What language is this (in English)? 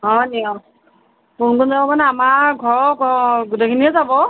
Assamese